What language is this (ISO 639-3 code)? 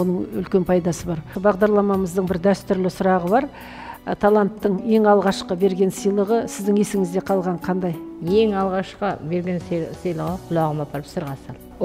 tur